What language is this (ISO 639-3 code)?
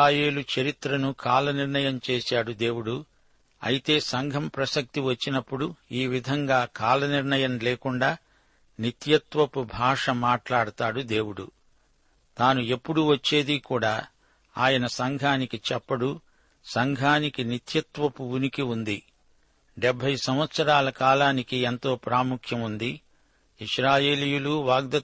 tel